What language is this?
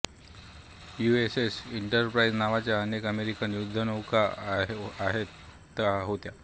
Marathi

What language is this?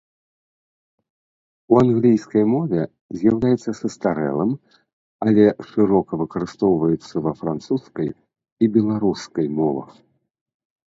Belarusian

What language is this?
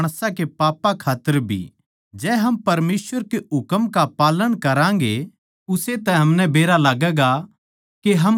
Haryanvi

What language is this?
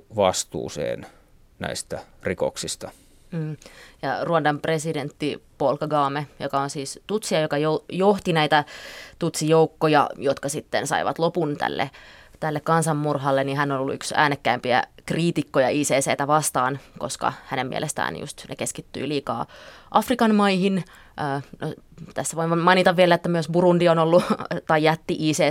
Finnish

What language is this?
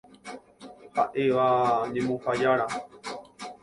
Guarani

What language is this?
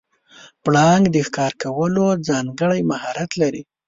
Pashto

